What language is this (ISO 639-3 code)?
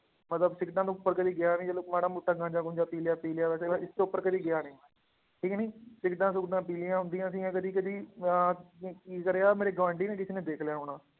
pan